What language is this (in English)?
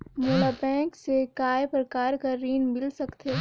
Chhattisgarhi